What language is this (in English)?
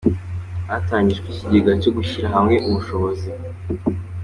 Kinyarwanda